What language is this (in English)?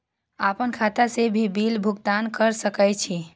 Maithili